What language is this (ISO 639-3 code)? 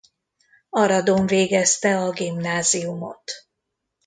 hun